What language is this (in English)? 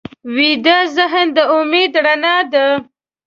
Pashto